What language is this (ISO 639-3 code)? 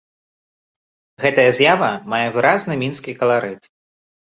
bel